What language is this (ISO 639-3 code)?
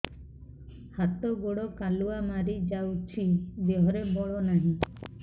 ori